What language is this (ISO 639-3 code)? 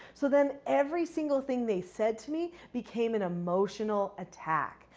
eng